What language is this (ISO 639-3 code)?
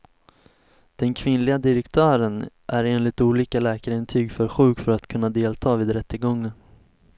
swe